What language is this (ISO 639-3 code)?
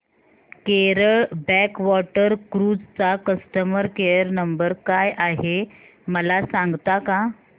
mar